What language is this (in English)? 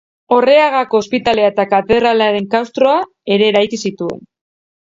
Basque